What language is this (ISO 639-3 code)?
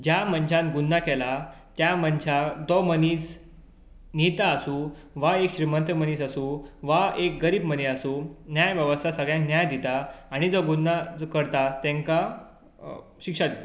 kok